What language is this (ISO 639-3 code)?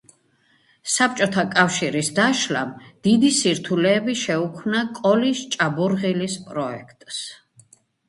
kat